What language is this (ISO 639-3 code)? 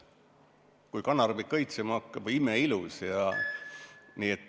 est